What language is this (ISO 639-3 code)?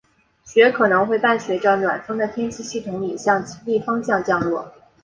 zho